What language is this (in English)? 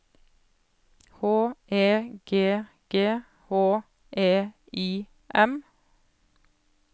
Norwegian